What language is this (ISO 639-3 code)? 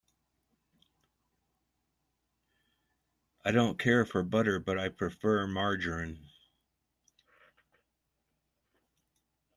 eng